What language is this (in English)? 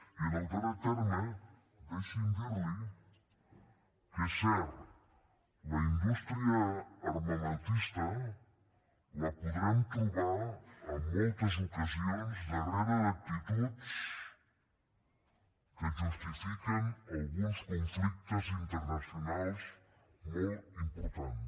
Catalan